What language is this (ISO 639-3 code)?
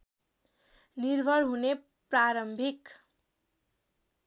nep